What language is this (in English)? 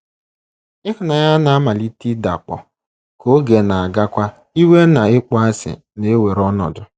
Igbo